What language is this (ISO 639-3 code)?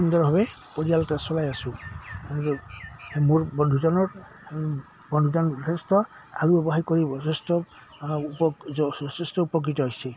asm